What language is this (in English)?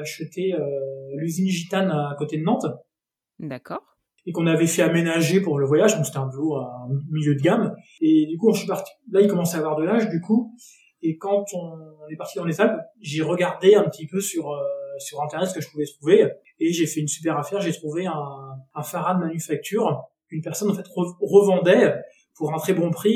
French